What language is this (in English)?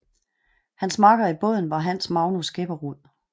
Danish